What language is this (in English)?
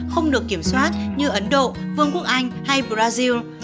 Vietnamese